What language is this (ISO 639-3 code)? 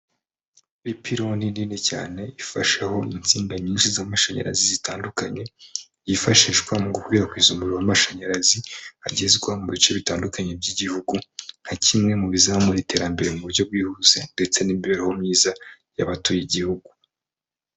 kin